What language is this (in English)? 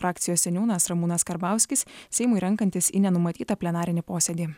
Lithuanian